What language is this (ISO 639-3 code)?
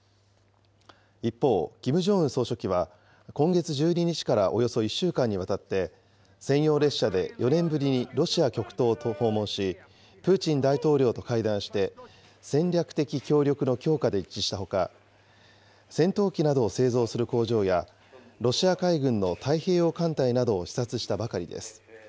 jpn